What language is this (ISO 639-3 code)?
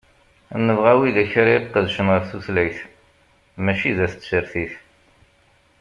kab